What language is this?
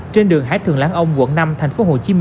Vietnamese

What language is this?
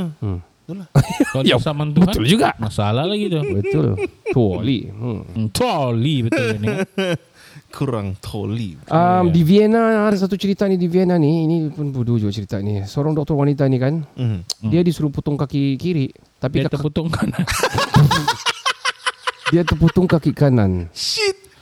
Malay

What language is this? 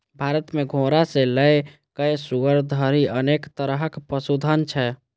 Maithili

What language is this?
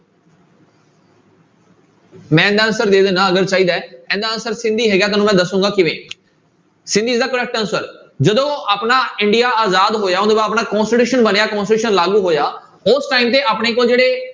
Punjabi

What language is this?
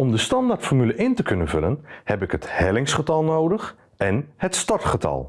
Dutch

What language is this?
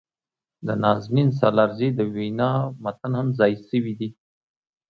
Pashto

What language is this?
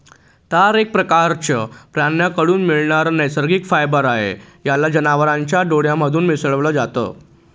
Marathi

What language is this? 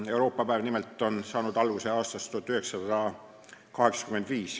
Estonian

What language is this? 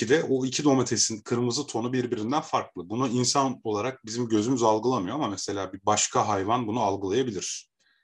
Turkish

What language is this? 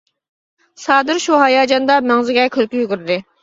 Uyghur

